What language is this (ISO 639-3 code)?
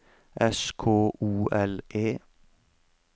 nor